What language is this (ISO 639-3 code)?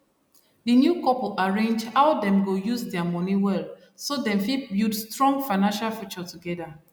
pcm